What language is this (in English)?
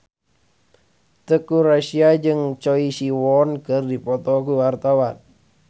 Sundanese